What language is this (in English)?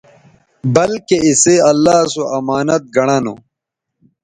Bateri